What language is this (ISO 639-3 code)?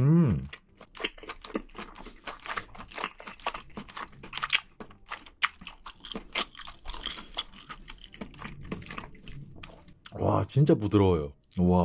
kor